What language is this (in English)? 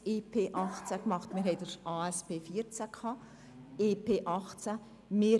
Swiss German